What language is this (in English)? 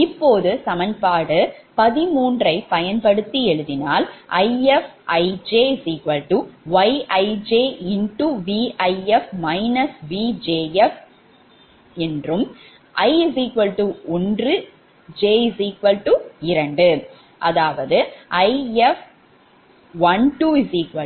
Tamil